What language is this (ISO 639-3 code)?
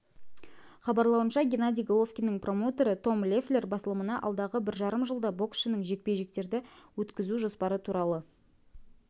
kaz